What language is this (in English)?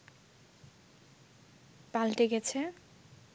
Bangla